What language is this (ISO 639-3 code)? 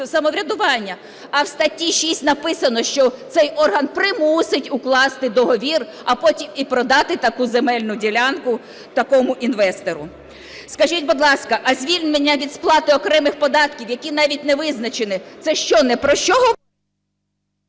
ukr